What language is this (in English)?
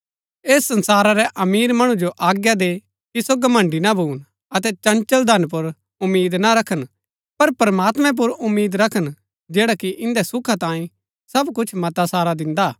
Gaddi